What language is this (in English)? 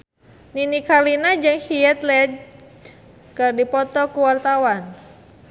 Sundanese